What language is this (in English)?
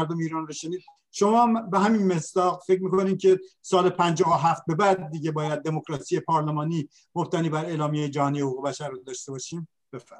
Persian